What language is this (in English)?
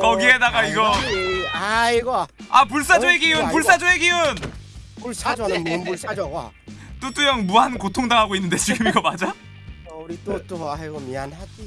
Korean